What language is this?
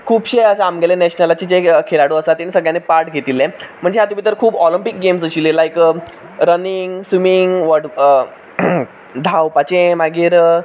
Konkani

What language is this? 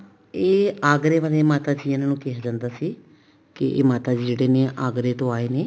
Punjabi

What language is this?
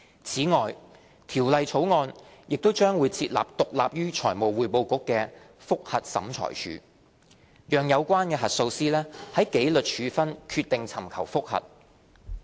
Cantonese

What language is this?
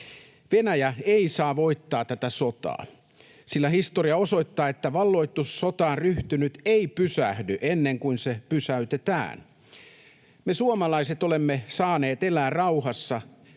Finnish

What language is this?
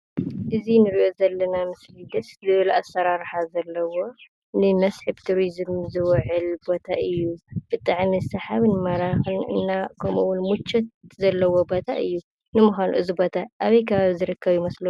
Tigrinya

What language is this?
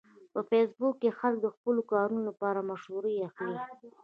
Pashto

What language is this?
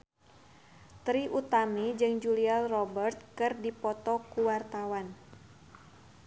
Sundanese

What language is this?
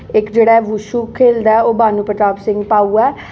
Dogri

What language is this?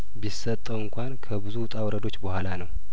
Amharic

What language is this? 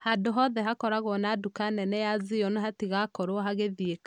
Kikuyu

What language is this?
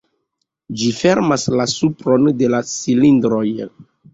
Esperanto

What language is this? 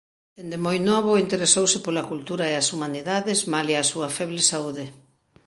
Galician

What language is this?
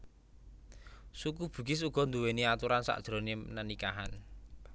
Javanese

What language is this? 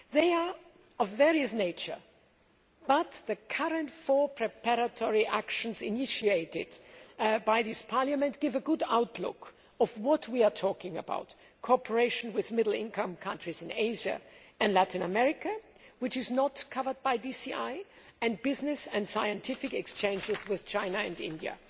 English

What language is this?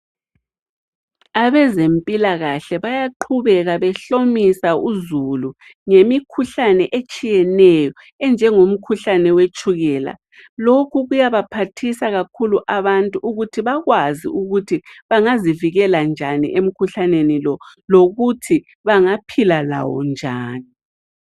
North Ndebele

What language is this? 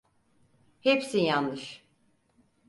Turkish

